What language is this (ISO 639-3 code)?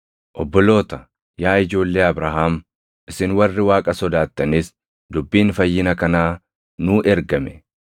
orm